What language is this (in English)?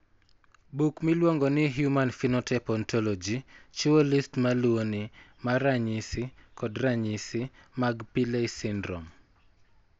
Luo (Kenya and Tanzania)